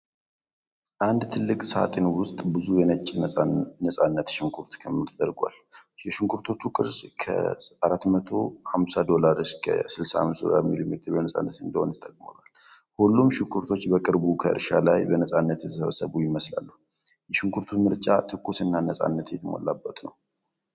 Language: Amharic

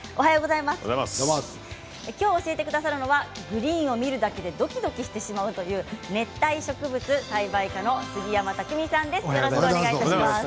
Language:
Japanese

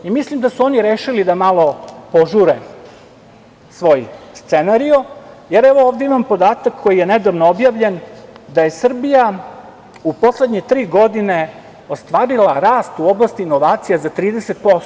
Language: Serbian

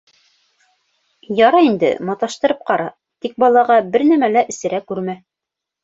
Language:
Bashkir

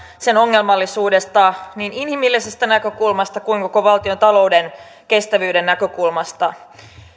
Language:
Finnish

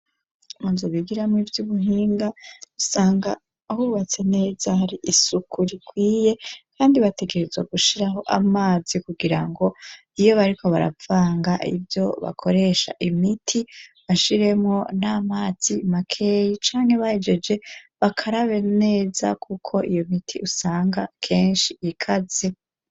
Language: Rundi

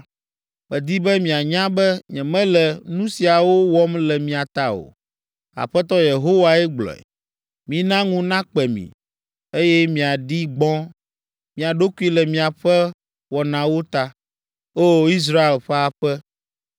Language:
Ewe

